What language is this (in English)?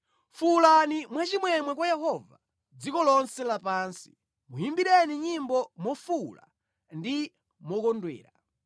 Nyanja